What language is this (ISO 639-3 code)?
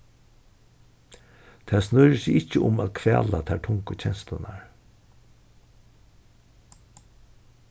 fao